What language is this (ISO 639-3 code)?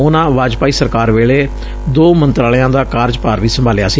pan